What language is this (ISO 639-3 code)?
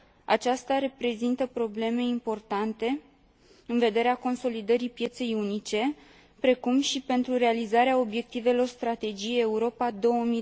ron